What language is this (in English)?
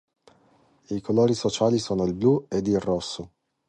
Italian